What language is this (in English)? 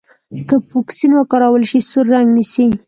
Pashto